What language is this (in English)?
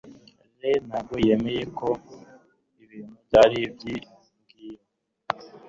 Kinyarwanda